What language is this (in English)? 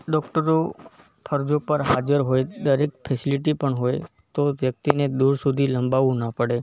Gujarati